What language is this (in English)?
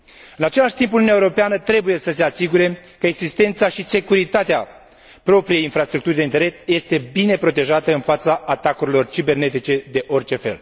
Romanian